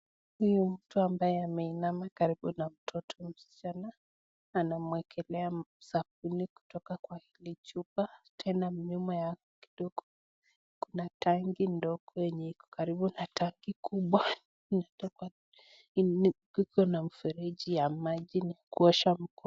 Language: Swahili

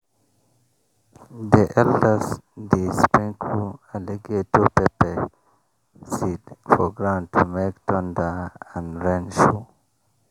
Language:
Nigerian Pidgin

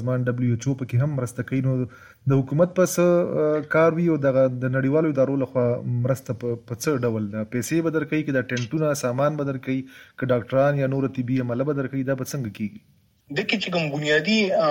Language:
Urdu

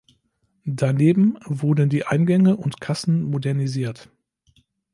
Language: German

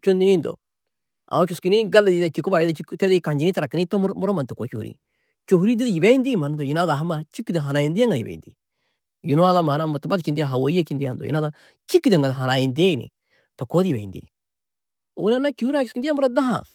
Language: Tedaga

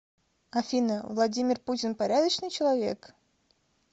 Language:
Russian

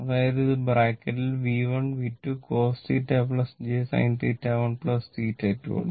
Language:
Malayalam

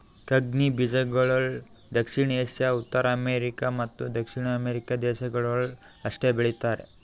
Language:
Kannada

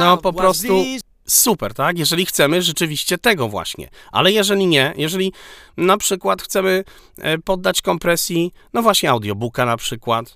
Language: Polish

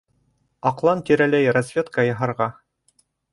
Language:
Bashkir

